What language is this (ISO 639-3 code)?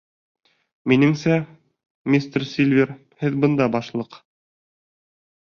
bak